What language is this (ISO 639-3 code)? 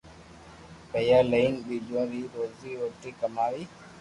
lrk